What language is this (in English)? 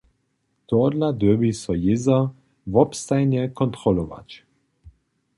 Upper Sorbian